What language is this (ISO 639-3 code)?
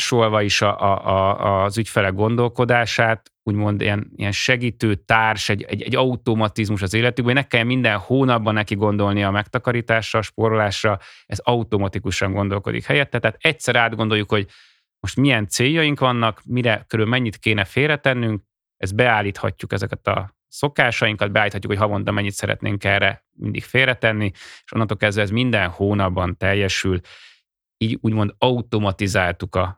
hun